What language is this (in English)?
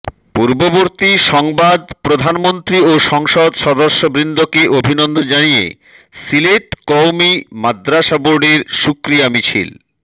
Bangla